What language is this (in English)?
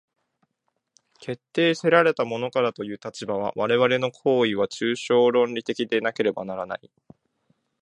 Japanese